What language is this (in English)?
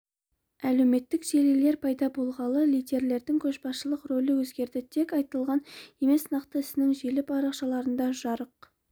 Kazakh